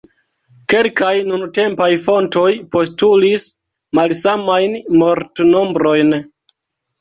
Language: Esperanto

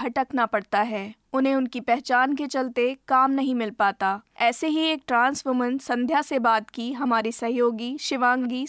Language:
Hindi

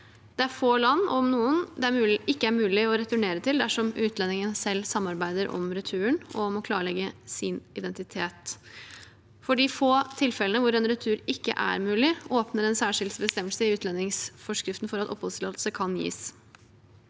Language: Norwegian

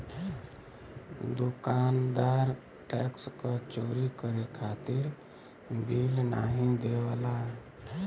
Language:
Bhojpuri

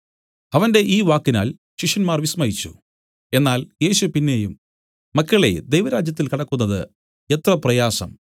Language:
Malayalam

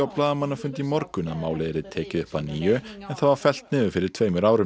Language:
Icelandic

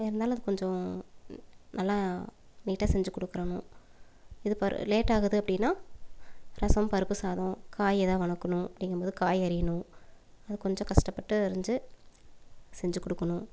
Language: Tamil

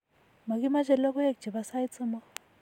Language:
Kalenjin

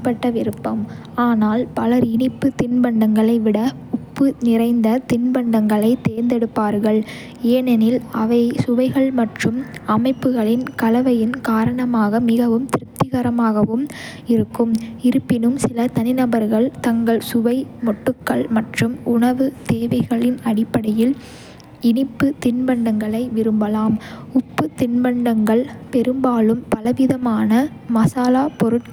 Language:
Kota (India)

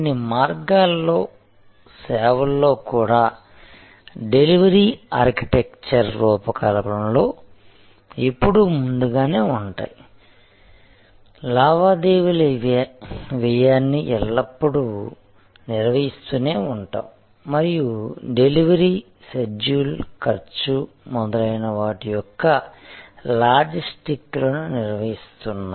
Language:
Telugu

